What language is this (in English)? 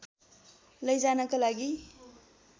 Nepali